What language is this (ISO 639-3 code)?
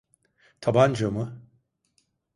tur